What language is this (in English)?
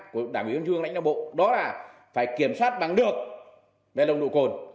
Vietnamese